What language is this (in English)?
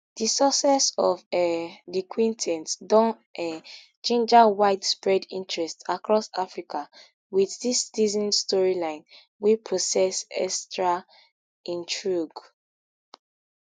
Nigerian Pidgin